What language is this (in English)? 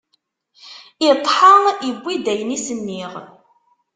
Kabyle